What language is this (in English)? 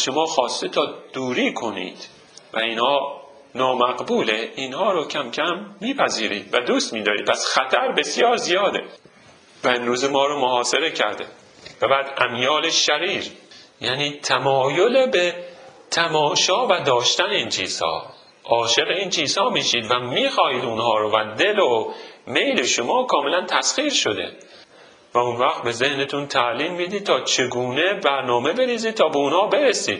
Persian